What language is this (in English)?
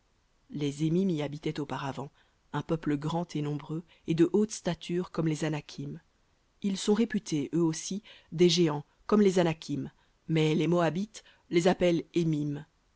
French